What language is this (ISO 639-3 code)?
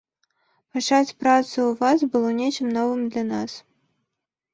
bel